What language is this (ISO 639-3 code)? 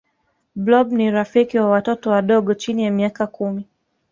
swa